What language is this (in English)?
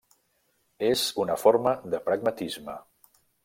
Catalan